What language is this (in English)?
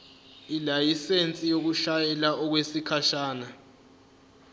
Zulu